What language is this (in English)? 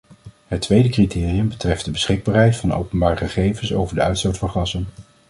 Dutch